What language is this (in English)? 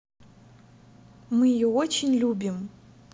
Russian